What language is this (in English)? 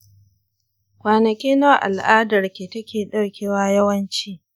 Hausa